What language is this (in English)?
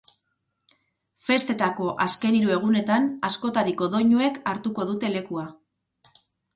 Basque